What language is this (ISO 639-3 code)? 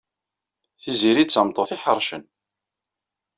kab